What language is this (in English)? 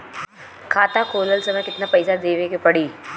Bhojpuri